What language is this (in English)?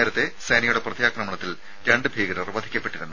Malayalam